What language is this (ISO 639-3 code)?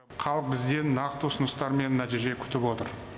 kaz